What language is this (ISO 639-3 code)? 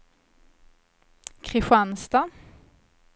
swe